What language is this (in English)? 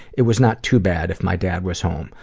English